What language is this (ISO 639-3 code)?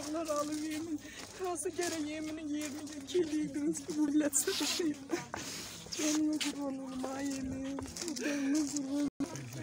tur